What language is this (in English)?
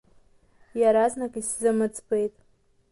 Abkhazian